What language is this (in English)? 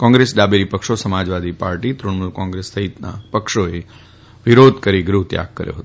Gujarati